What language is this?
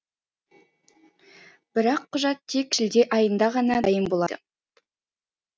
Kazakh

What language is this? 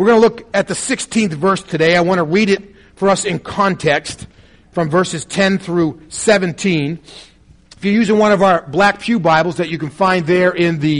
English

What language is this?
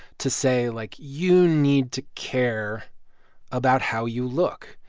English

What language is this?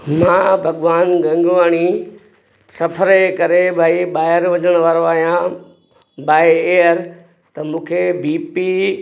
Sindhi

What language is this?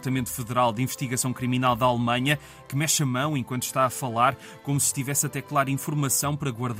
Portuguese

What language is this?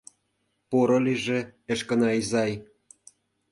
Mari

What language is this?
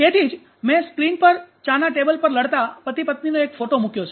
Gujarati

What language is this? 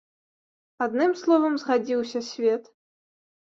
Belarusian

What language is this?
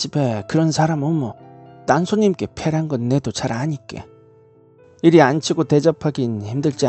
Korean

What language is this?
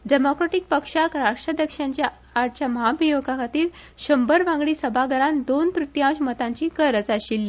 Konkani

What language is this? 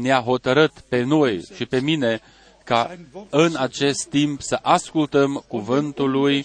Romanian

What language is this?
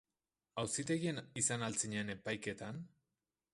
Basque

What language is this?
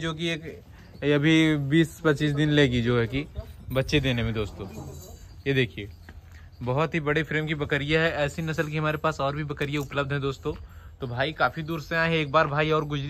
Hindi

